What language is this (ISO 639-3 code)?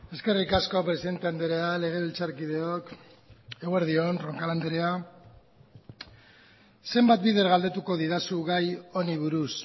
eus